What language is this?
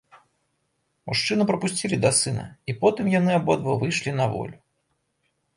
Belarusian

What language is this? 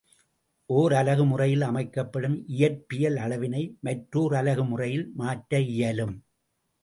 Tamil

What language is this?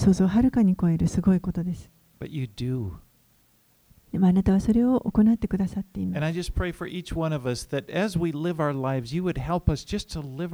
Japanese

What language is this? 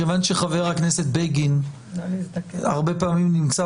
Hebrew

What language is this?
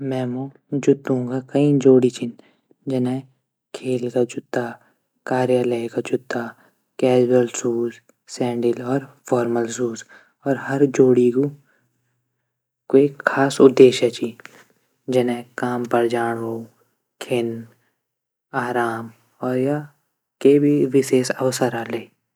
Garhwali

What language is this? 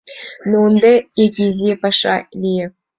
Mari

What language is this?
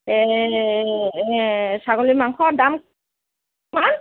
Assamese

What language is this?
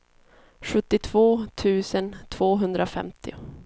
Swedish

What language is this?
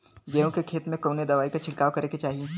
Bhojpuri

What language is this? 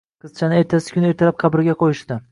Uzbek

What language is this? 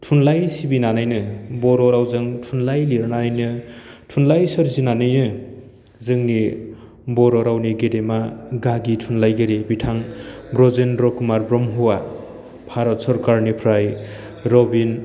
Bodo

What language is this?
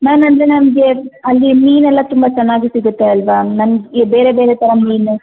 Kannada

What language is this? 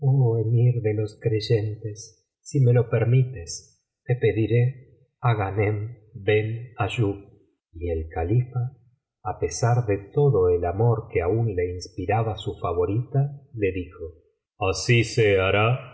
Spanish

